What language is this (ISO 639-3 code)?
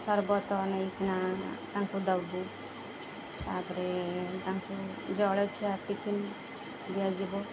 ori